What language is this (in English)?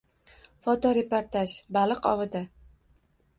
Uzbek